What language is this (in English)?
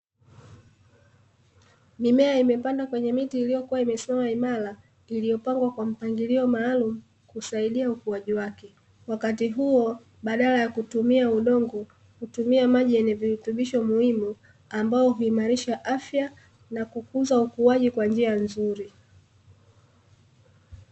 Swahili